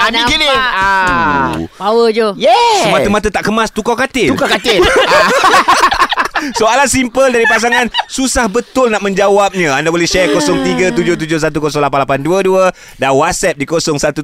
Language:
Malay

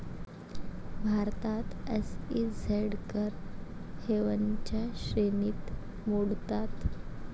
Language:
Marathi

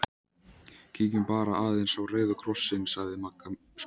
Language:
Icelandic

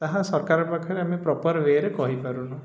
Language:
Odia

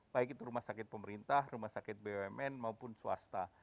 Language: Indonesian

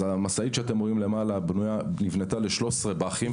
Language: Hebrew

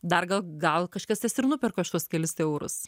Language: Lithuanian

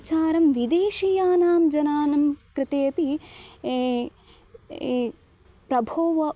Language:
Sanskrit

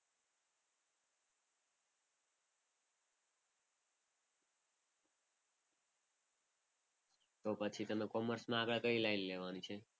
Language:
Gujarati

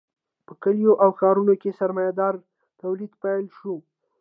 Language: Pashto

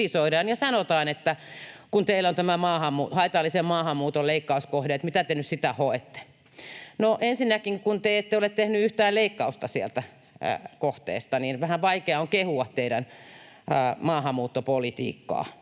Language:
Finnish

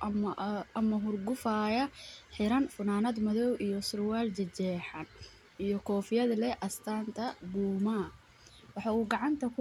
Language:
Somali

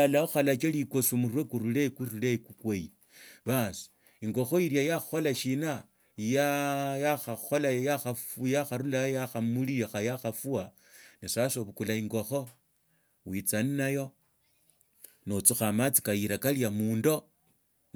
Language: Tsotso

